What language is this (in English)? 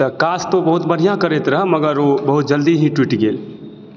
Maithili